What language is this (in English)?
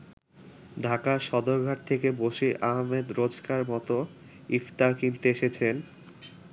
Bangla